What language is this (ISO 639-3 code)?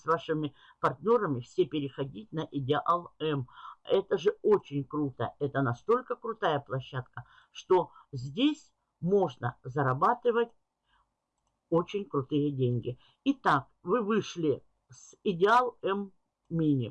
rus